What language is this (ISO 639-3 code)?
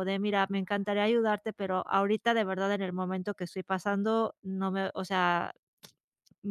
spa